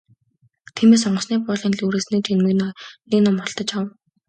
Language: Mongolian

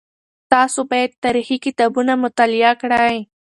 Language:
Pashto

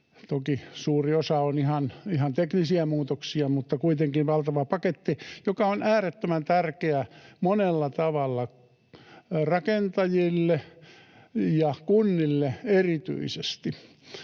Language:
Finnish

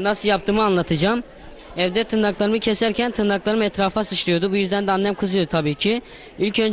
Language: Turkish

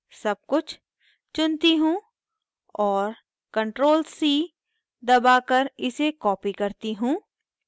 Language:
Hindi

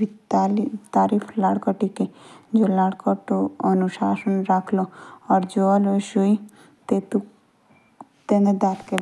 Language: Jaunsari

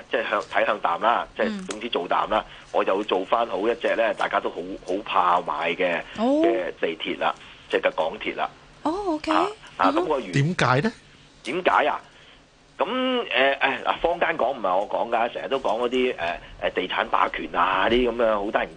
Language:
Chinese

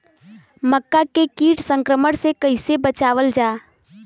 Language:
Bhojpuri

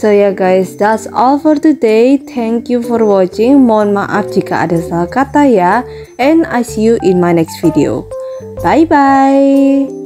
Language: Indonesian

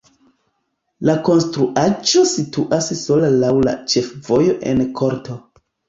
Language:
Esperanto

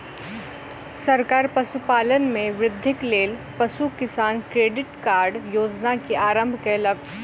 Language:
Maithili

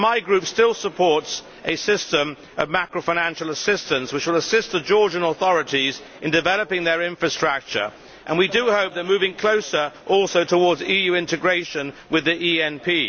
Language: English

